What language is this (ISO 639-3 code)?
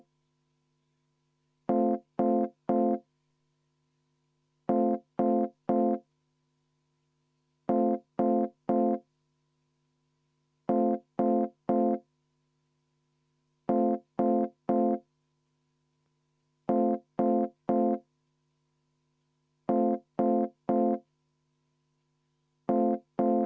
est